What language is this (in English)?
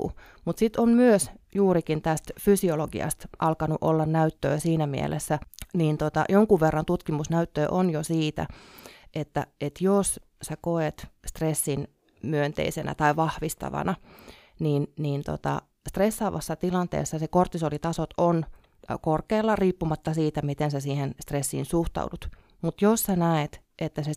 Finnish